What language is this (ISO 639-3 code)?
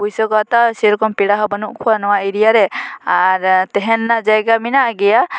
sat